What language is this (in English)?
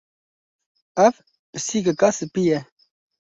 Kurdish